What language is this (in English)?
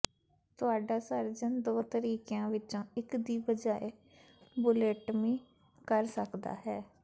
Punjabi